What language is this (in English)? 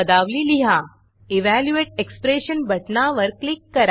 Marathi